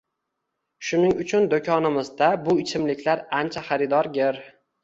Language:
Uzbek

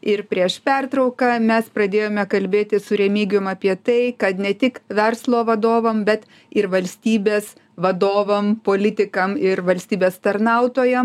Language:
Lithuanian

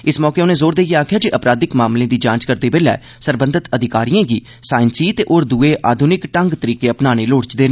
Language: Dogri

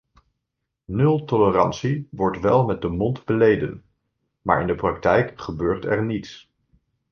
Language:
Dutch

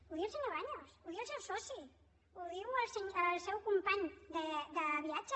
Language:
Catalan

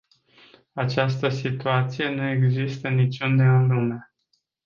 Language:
Romanian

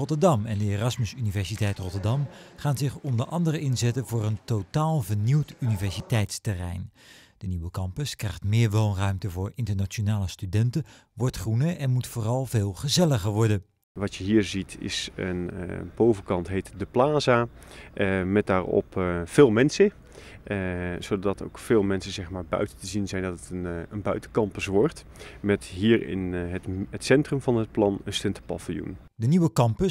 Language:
Dutch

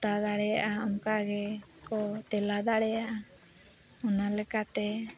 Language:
Santali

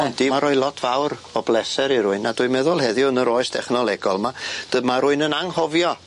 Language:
Welsh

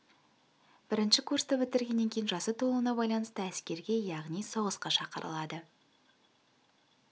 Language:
Kazakh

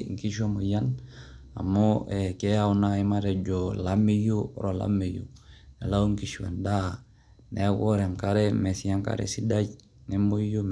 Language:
Masai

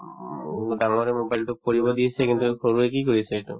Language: Assamese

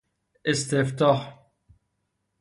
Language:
Persian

